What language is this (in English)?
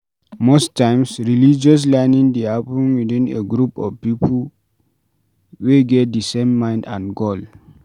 Nigerian Pidgin